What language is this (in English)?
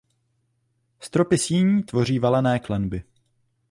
Czech